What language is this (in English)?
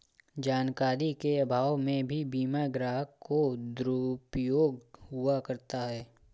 Hindi